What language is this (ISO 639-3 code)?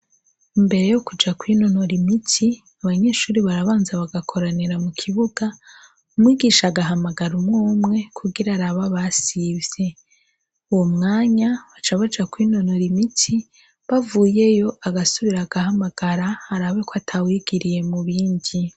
run